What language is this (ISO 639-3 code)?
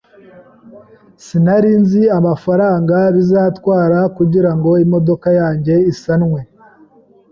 kin